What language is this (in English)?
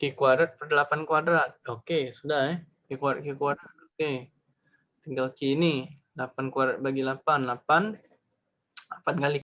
Indonesian